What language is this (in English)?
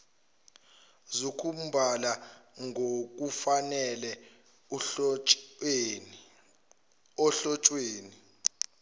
Zulu